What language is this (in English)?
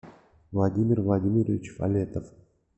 Russian